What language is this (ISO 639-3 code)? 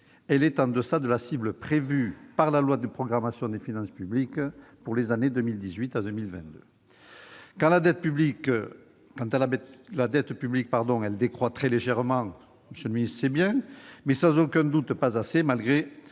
fra